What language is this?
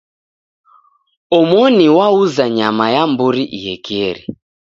Taita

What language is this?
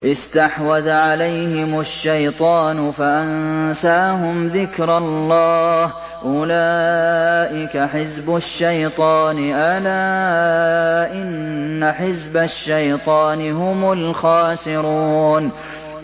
Arabic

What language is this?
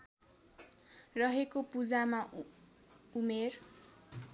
Nepali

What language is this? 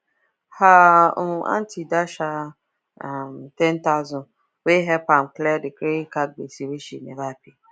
Nigerian Pidgin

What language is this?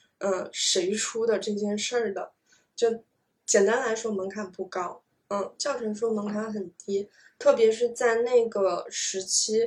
Chinese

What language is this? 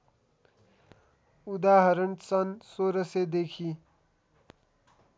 Nepali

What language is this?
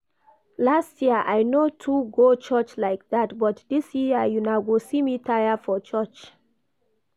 Nigerian Pidgin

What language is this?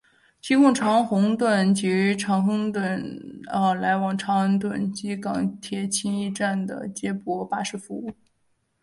Chinese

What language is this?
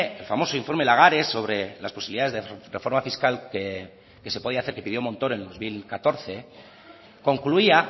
Spanish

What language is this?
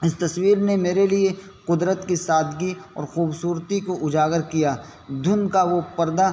Urdu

